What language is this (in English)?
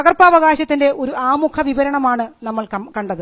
Malayalam